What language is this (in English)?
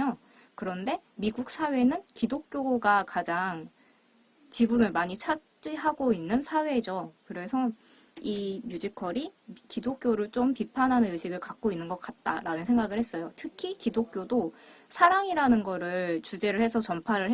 Korean